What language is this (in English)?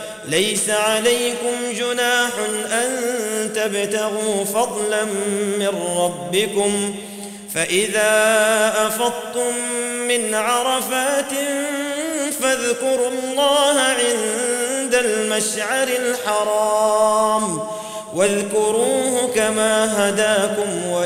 Arabic